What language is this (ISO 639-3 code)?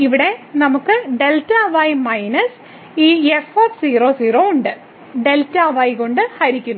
mal